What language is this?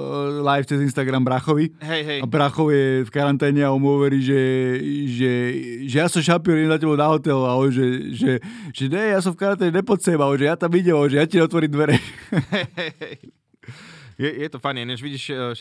Slovak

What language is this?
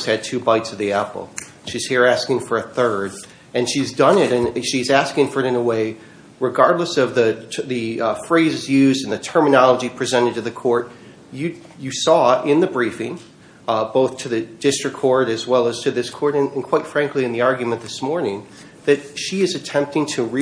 English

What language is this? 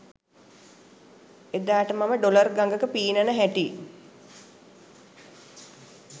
Sinhala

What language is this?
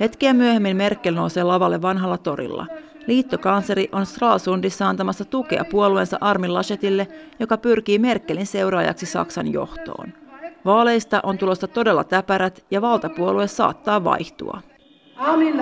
Finnish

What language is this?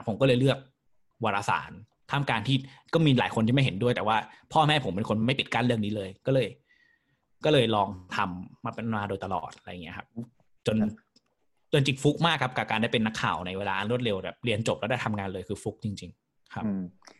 Thai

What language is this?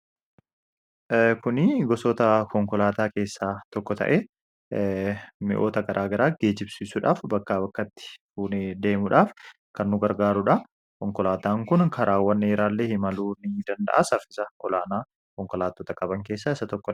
Oromo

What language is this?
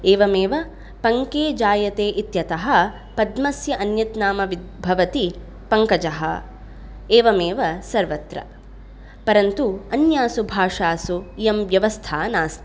Sanskrit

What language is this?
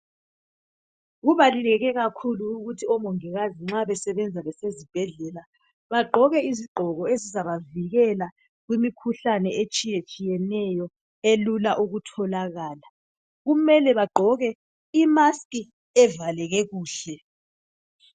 North Ndebele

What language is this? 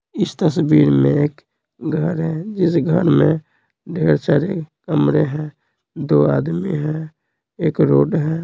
Hindi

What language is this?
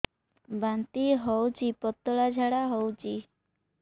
Odia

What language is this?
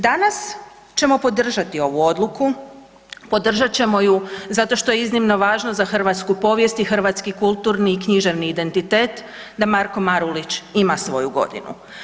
Croatian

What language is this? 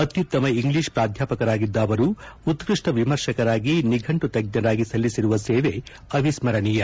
Kannada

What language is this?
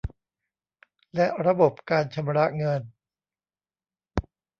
Thai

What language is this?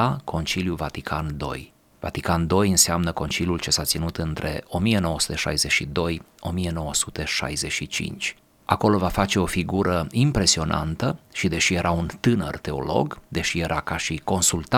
Romanian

